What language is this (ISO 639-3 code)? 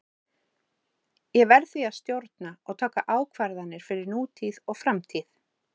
isl